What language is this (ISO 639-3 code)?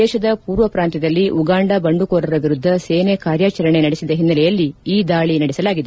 kan